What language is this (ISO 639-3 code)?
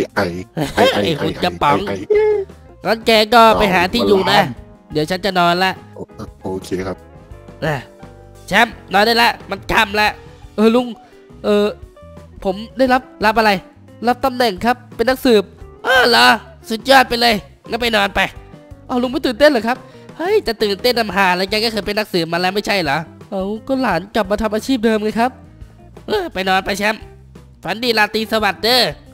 tha